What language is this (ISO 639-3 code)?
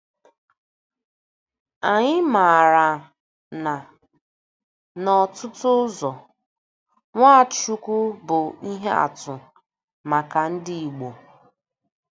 ibo